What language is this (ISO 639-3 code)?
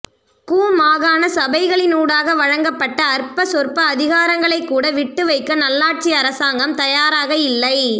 tam